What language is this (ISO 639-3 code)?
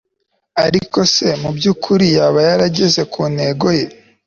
kin